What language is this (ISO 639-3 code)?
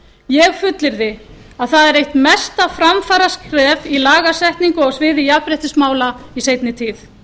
isl